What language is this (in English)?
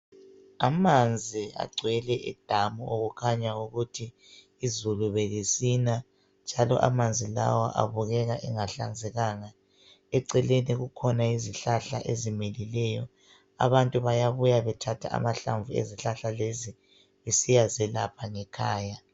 North Ndebele